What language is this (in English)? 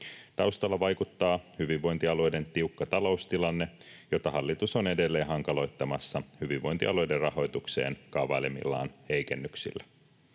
Finnish